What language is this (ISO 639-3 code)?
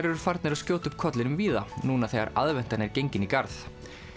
isl